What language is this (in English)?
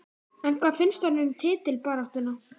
Icelandic